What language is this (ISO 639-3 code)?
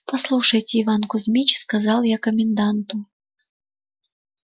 rus